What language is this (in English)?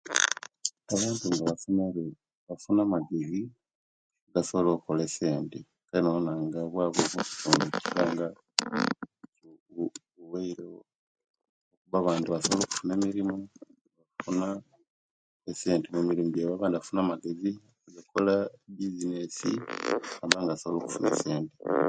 Kenyi